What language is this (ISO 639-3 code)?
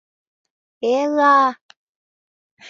chm